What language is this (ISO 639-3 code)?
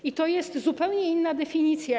pol